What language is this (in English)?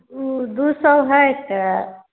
Maithili